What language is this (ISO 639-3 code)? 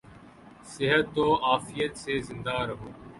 urd